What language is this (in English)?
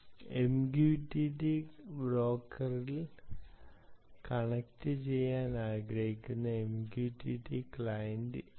Malayalam